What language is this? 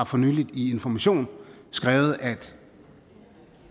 Danish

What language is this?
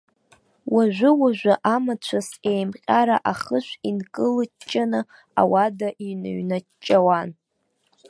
Abkhazian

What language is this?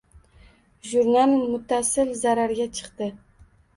Uzbek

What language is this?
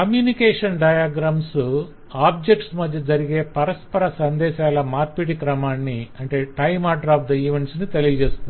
Telugu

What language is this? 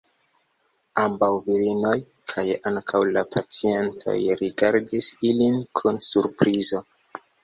Esperanto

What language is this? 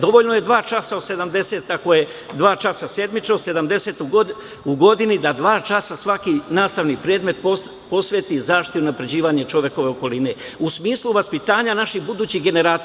Serbian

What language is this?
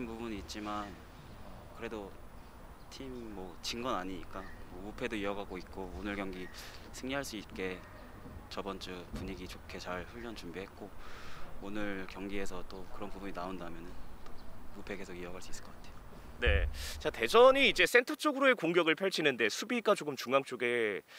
Korean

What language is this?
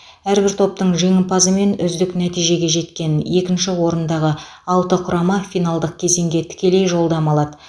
Kazakh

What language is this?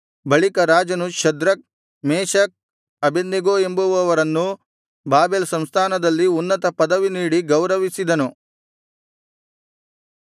Kannada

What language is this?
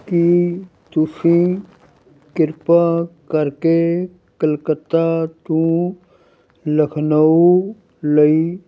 Punjabi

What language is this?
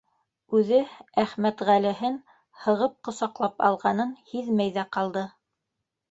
Bashkir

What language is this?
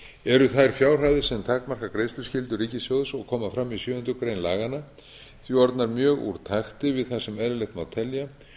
Icelandic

